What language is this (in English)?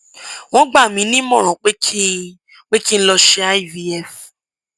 Yoruba